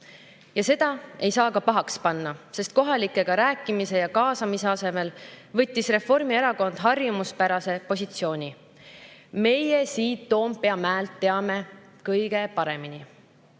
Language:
Estonian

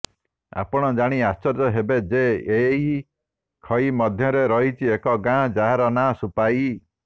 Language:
Odia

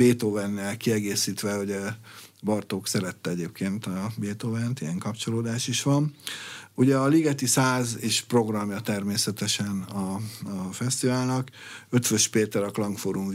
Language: Hungarian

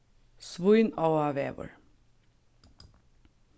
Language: Faroese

